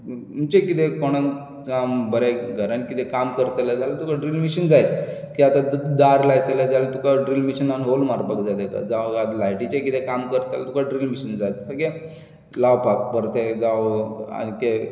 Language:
Konkani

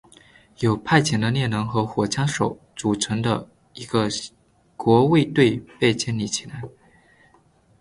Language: Chinese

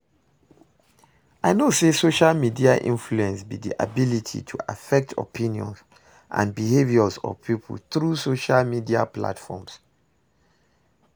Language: Nigerian Pidgin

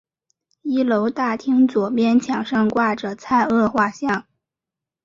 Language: Chinese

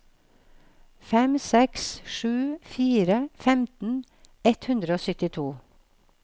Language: Norwegian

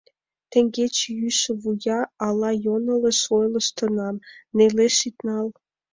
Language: Mari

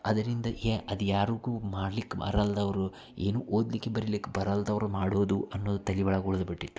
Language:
Kannada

